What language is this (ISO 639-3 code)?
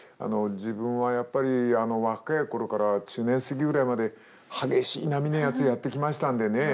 jpn